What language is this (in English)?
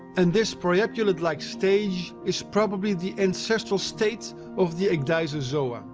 English